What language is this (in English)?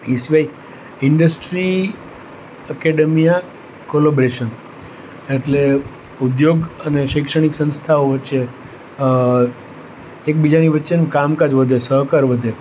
Gujarati